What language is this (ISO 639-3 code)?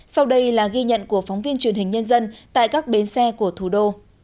vie